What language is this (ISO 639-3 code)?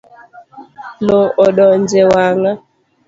luo